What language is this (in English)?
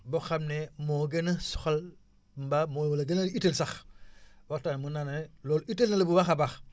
Wolof